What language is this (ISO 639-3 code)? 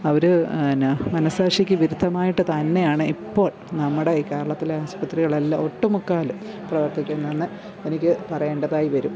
mal